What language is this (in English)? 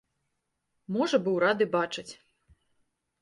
Belarusian